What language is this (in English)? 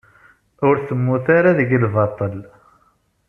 Kabyle